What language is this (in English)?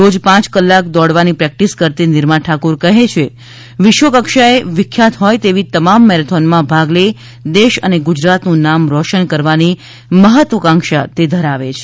Gujarati